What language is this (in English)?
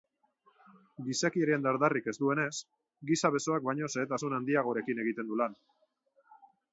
Basque